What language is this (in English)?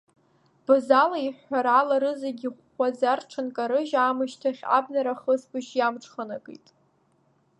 Abkhazian